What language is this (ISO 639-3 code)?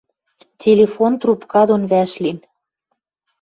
mrj